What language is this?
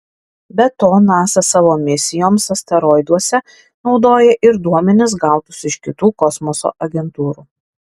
Lithuanian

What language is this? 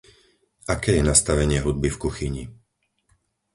Slovak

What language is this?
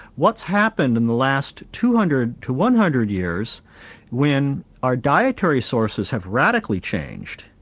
English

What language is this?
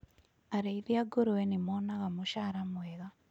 Kikuyu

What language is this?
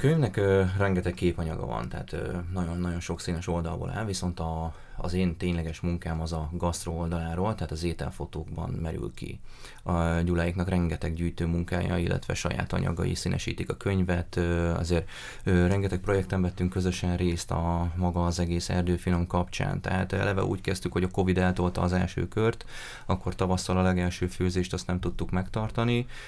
Hungarian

